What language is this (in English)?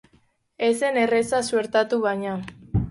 Basque